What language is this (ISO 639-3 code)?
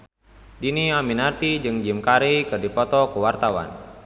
sun